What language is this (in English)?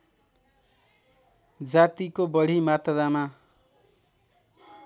Nepali